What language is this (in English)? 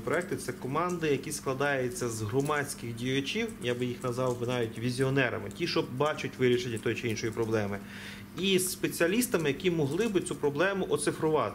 Ukrainian